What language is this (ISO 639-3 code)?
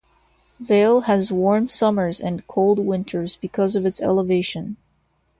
eng